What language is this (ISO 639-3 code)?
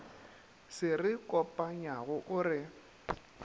nso